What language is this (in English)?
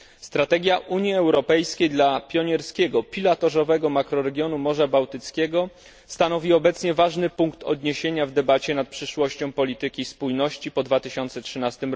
Polish